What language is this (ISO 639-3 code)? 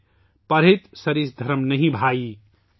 urd